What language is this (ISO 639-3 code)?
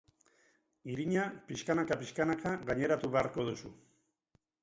eus